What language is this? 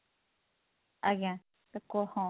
Odia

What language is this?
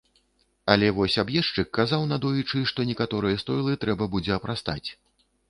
Belarusian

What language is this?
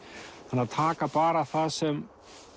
Icelandic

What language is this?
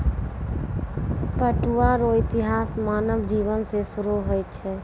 Maithili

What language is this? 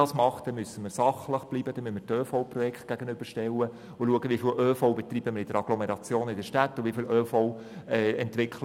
Swiss German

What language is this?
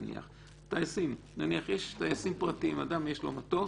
Hebrew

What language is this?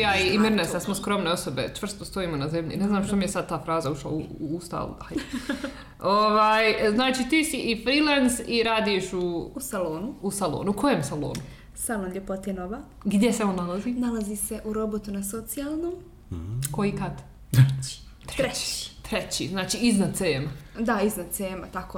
Croatian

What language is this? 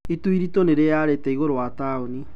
Kikuyu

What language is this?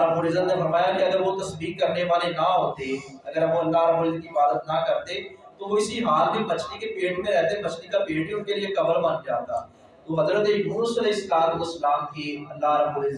Urdu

